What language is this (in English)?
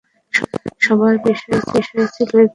Bangla